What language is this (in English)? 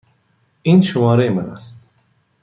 Persian